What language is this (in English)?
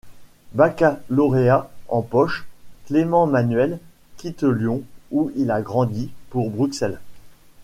French